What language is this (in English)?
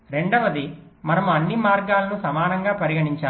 Telugu